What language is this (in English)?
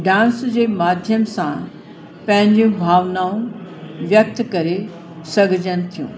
Sindhi